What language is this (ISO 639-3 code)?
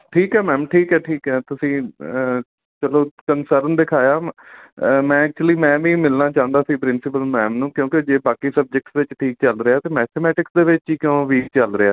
pan